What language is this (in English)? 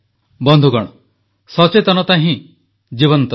Odia